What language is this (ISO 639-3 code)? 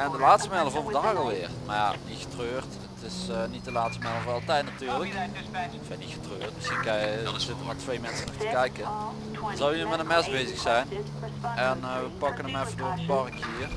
nld